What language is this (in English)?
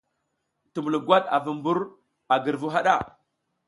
South Giziga